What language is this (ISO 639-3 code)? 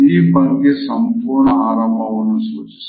kan